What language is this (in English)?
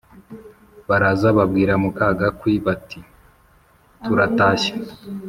Kinyarwanda